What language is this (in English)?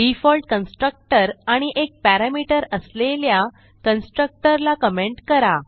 Marathi